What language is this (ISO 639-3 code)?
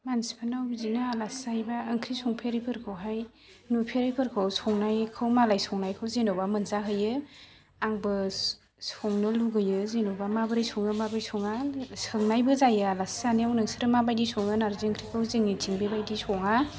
brx